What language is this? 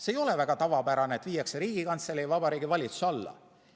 Estonian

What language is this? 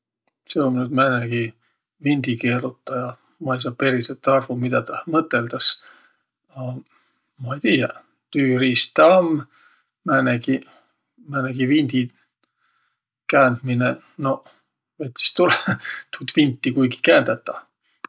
Võro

